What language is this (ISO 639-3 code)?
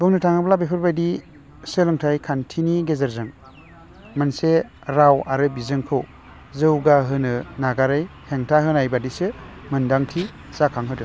brx